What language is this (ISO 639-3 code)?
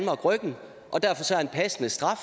dan